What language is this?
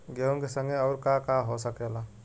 Bhojpuri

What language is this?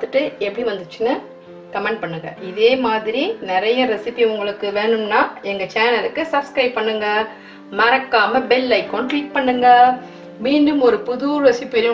Dutch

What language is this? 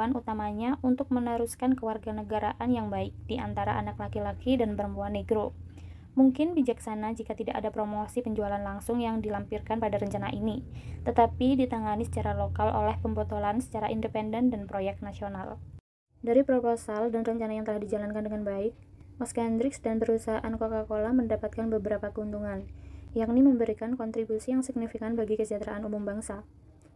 Indonesian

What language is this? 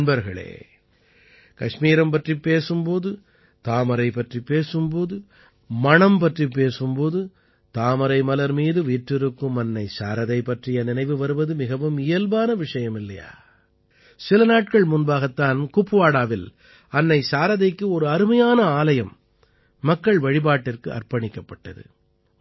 Tamil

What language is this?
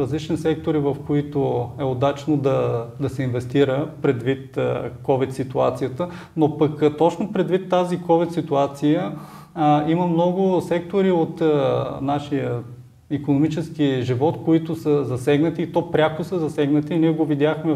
Bulgarian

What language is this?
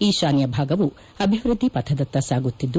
Kannada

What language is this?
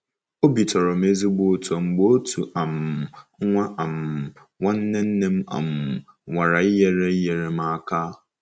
Igbo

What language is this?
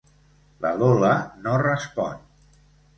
Catalan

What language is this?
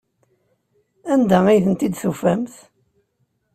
Kabyle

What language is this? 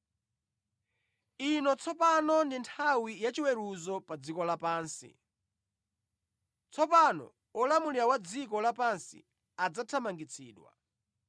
Nyanja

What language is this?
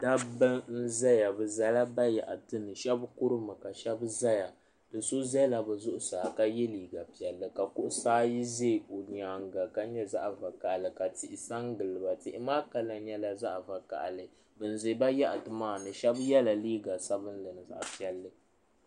Dagbani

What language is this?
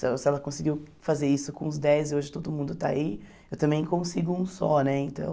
Portuguese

